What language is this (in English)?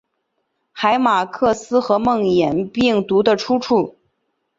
Chinese